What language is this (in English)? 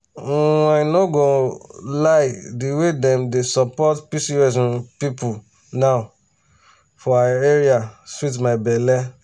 Nigerian Pidgin